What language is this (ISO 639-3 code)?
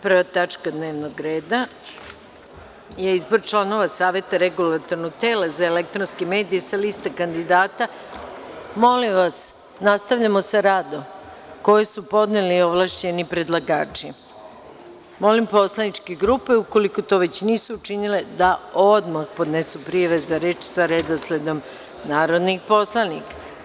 srp